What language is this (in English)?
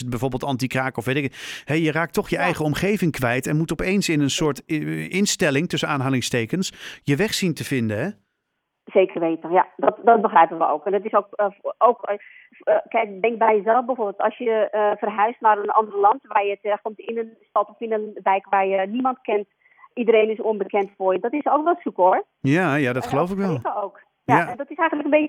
Dutch